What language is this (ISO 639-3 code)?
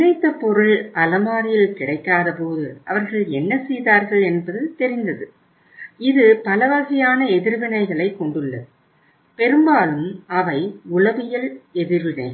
tam